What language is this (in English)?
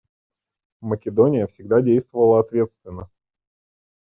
Russian